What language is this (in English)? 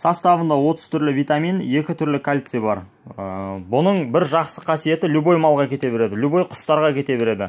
Russian